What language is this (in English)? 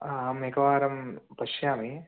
Sanskrit